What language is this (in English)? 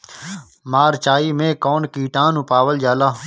Bhojpuri